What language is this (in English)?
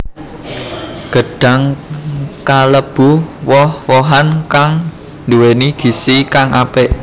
Javanese